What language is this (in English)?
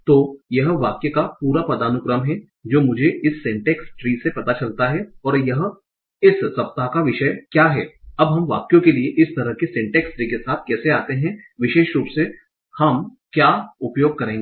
Hindi